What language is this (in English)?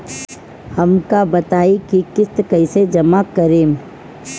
Bhojpuri